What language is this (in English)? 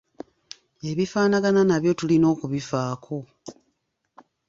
Ganda